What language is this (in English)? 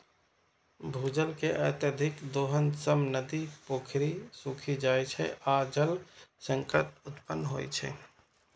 Maithili